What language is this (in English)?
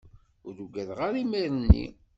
Kabyle